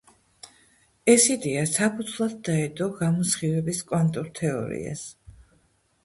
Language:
Georgian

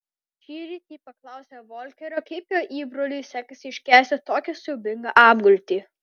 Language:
Lithuanian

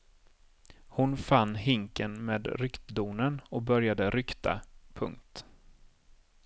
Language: Swedish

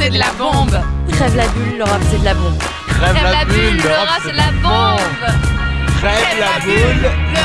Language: French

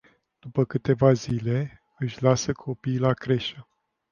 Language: Romanian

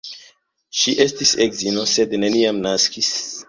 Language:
Esperanto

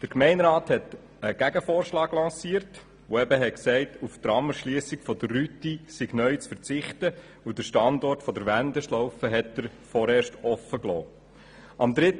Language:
Swiss German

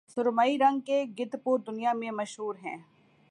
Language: Urdu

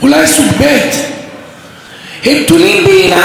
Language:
Hebrew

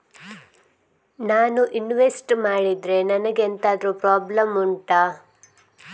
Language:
Kannada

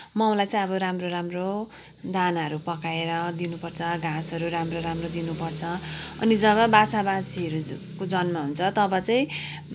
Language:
Nepali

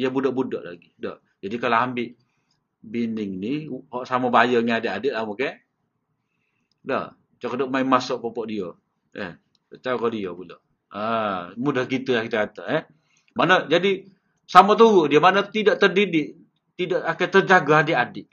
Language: Malay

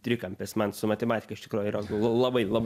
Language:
Lithuanian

